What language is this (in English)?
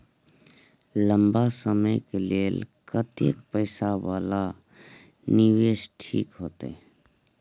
Maithili